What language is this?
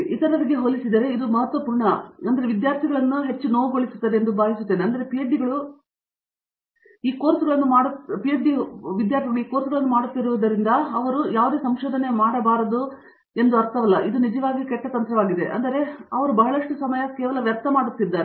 Kannada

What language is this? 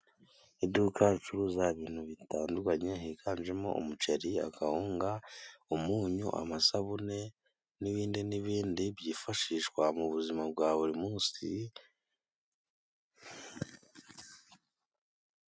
Kinyarwanda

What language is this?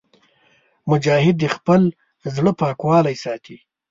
Pashto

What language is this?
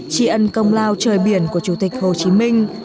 Vietnamese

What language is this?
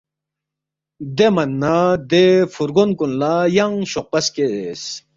Balti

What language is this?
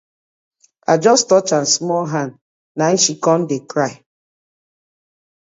Nigerian Pidgin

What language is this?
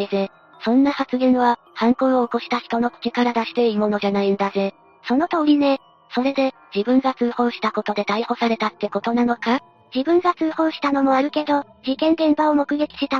Japanese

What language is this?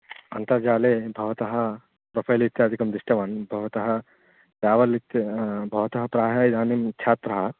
Sanskrit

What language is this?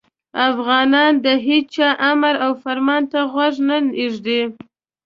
Pashto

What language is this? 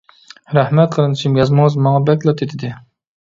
Uyghur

